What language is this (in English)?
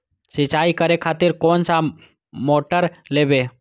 Maithili